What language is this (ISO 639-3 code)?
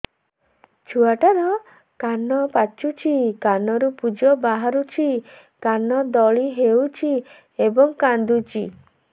ori